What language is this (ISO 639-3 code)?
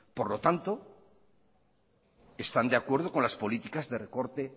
spa